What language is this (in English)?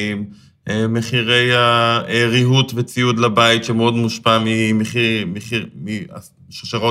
Hebrew